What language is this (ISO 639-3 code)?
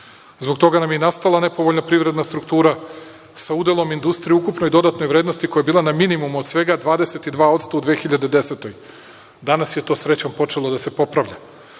srp